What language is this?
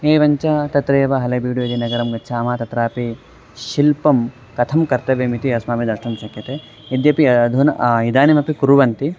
Sanskrit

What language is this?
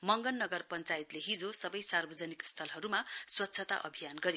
Nepali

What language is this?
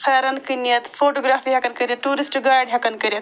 Kashmiri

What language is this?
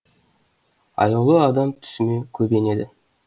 Kazakh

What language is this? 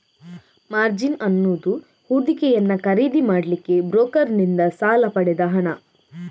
Kannada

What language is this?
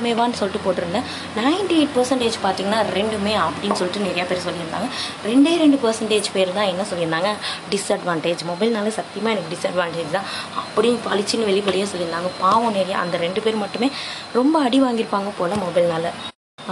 Tamil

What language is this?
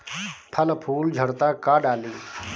Bhojpuri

